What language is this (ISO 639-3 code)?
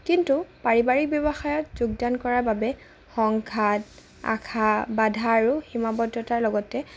asm